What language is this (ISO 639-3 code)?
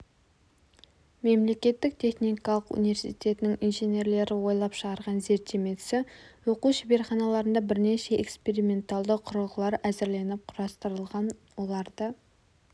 kaz